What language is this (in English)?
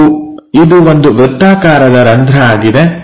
Kannada